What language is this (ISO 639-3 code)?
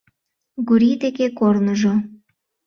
chm